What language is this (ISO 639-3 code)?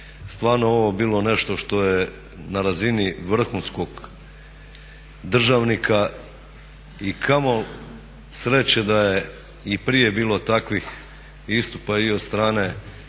hrv